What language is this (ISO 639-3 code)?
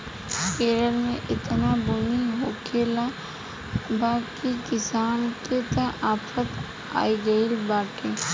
bho